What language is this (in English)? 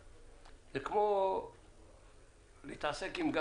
Hebrew